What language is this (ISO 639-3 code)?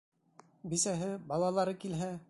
bak